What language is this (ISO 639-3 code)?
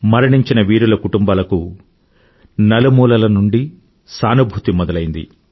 tel